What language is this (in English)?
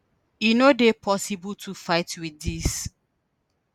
Nigerian Pidgin